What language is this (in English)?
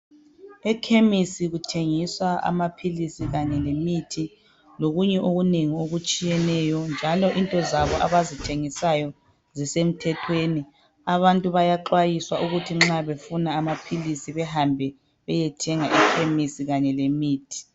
North Ndebele